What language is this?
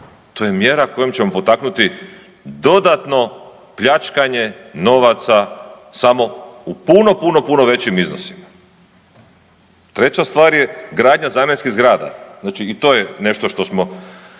Croatian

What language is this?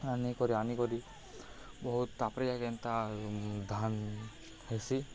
Odia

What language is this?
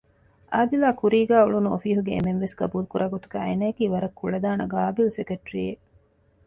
Divehi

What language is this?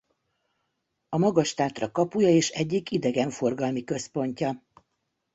Hungarian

